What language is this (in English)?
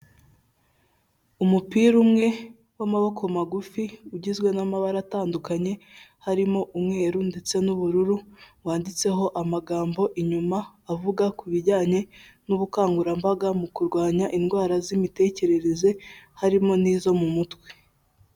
Kinyarwanda